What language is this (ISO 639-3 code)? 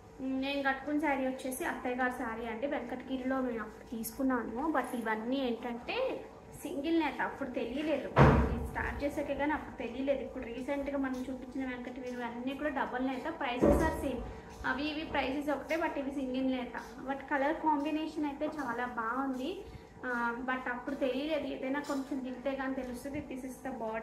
tel